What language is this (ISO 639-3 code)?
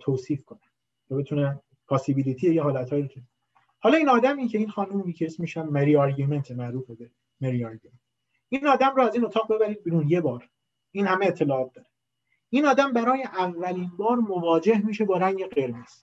fas